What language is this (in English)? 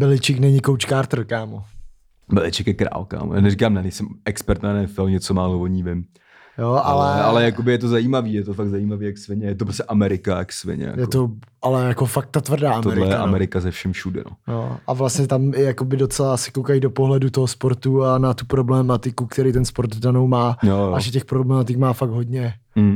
Czech